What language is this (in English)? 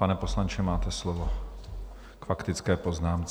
Czech